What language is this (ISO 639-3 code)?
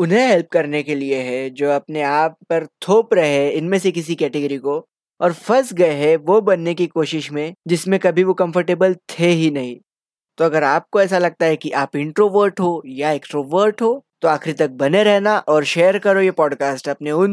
hin